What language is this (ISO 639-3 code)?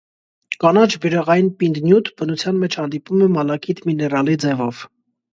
hye